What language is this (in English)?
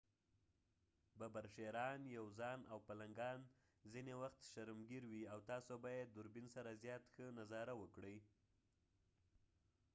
Pashto